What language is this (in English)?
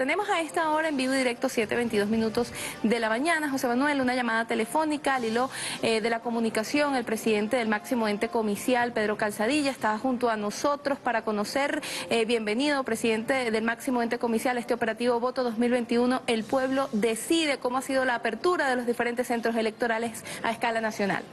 Spanish